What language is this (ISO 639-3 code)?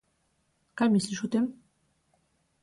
slv